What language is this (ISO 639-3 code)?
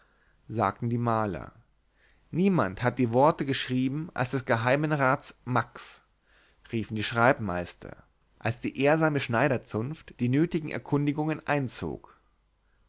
deu